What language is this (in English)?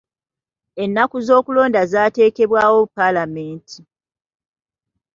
Ganda